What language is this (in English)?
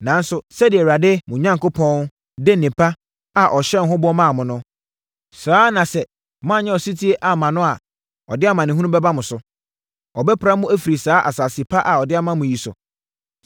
Akan